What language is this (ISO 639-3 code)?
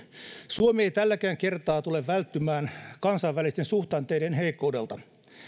fin